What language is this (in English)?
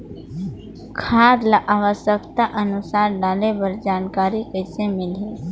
Chhattisgarhi